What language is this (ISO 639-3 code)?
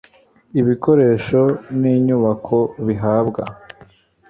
kin